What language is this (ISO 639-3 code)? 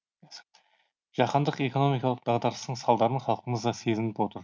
kaz